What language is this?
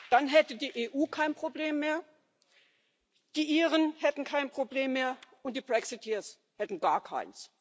German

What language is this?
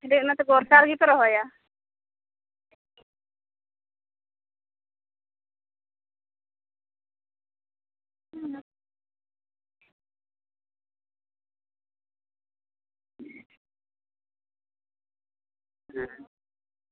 Santali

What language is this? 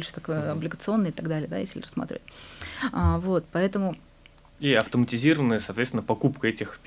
Russian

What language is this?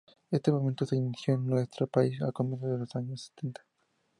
Spanish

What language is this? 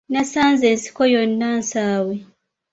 Ganda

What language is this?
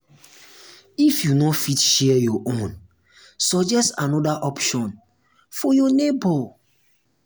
Nigerian Pidgin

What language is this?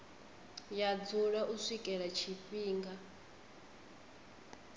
Venda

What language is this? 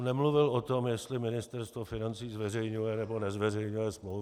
Czech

